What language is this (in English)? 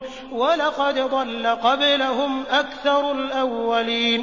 Arabic